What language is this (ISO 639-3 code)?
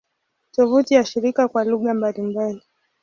swa